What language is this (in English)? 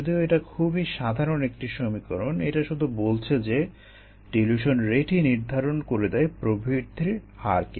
Bangla